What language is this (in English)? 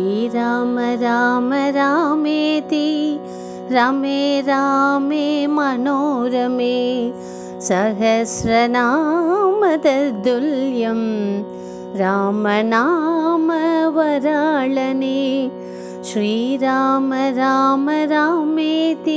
Tamil